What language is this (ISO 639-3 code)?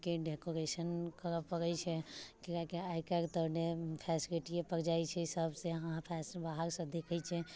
mai